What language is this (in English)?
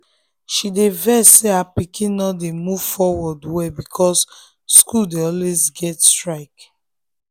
Nigerian Pidgin